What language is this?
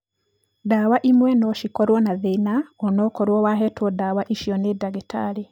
Kikuyu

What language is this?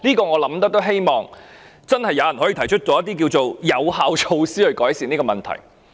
Cantonese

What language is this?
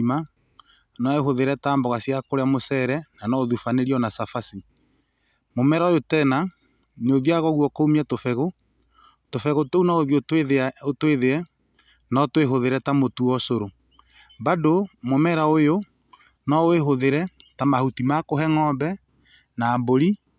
Kikuyu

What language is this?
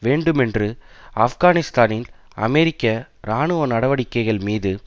Tamil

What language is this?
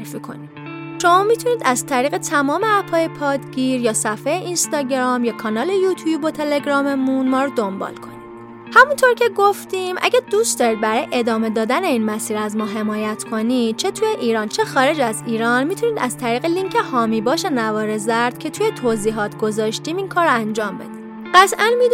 Persian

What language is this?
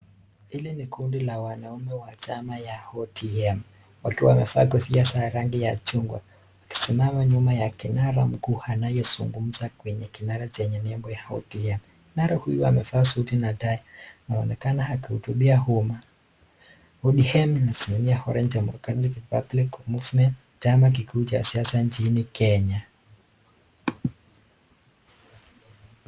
Swahili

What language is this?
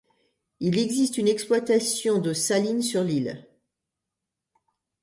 French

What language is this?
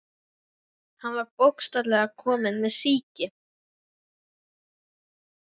Icelandic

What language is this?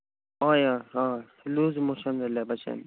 Konkani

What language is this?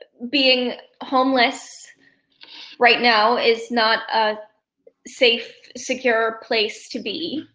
English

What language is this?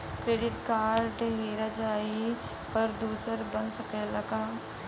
Bhojpuri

